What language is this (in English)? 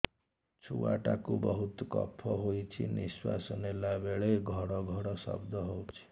Odia